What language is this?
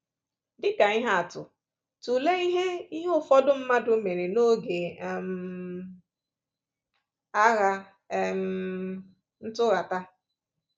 Igbo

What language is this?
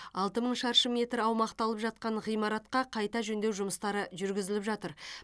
Kazakh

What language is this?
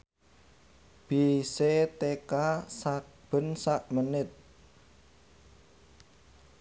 Javanese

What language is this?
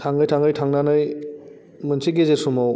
Bodo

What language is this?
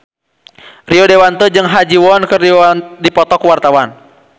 Sundanese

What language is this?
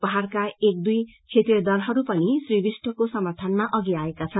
Nepali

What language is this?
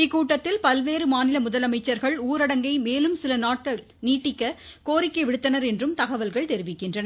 Tamil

